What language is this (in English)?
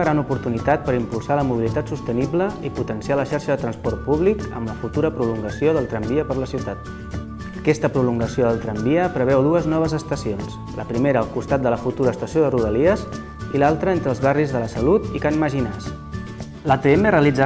Catalan